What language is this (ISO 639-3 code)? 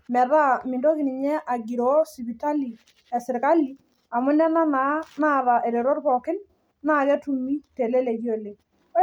mas